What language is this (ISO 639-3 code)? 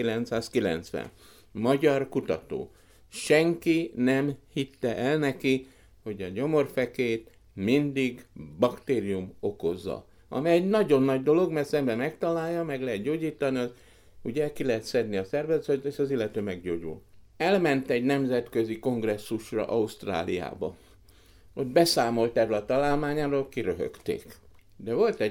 hun